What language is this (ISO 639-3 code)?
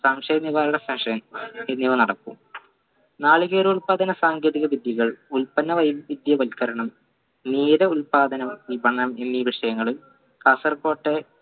mal